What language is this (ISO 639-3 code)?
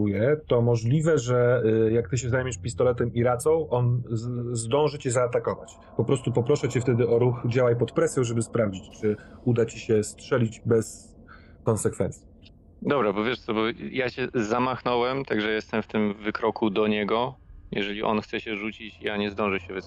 pol